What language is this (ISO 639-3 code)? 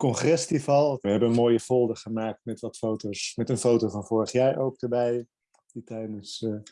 nld